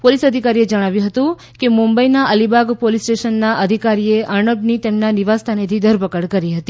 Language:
Gujarati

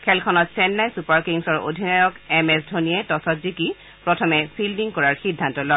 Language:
Assamese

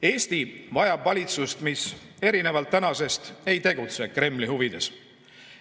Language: Estonian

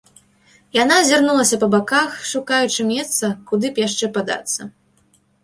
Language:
Belarusian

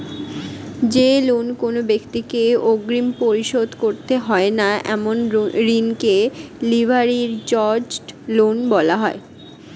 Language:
Bangla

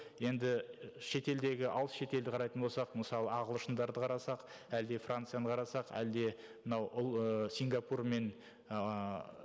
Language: Kazakh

